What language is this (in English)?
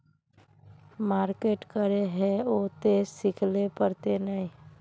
Magahi